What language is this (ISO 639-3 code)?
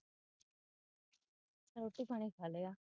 pan